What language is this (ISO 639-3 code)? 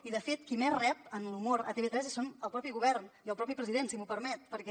cat